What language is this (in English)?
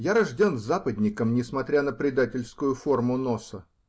Russian